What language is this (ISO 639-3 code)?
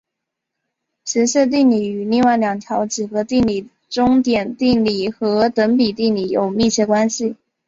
zho